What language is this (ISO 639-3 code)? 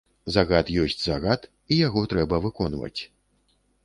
bel